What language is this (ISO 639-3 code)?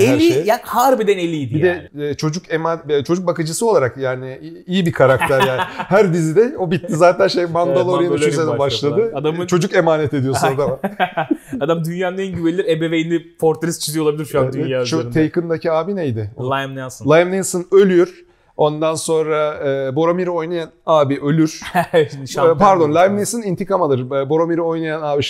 tur